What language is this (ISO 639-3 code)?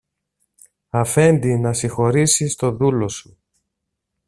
ell